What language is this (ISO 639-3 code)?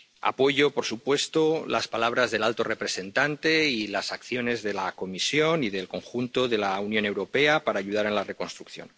spa